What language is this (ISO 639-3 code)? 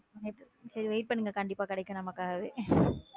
tam